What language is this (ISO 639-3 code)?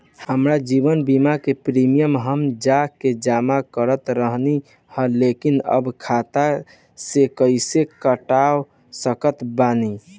bho